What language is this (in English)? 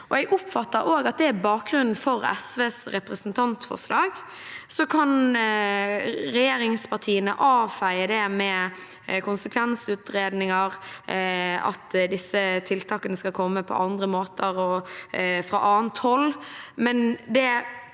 Norwegian